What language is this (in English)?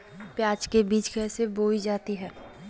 Magahi